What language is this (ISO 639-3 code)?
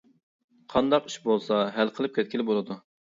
uig